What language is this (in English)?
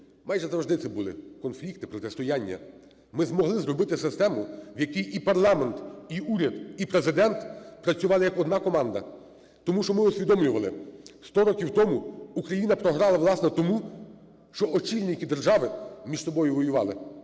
Ukrainian